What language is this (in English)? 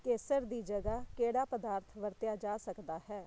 Punjabi